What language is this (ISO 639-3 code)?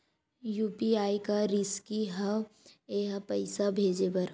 hne